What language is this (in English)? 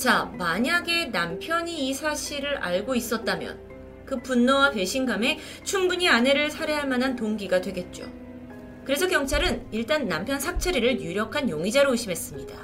Korean